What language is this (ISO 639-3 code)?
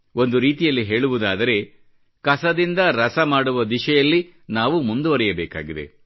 kan